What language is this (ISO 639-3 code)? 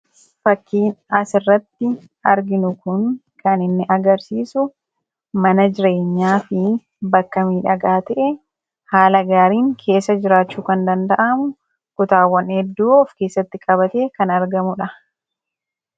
orm